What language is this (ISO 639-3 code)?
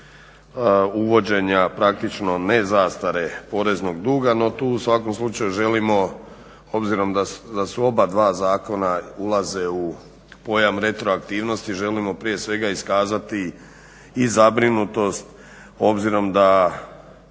hrv